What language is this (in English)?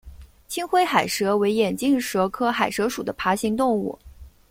Chinese